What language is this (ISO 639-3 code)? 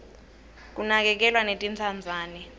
ssw